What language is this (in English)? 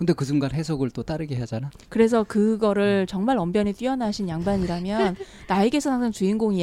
Korean